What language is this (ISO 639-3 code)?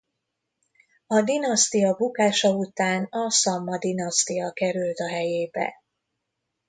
hun